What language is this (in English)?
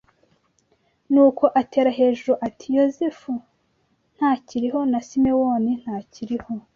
Kinyarwanda